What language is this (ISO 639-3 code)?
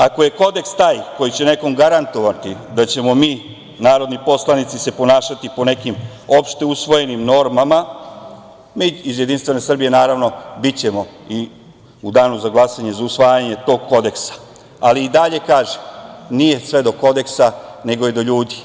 srp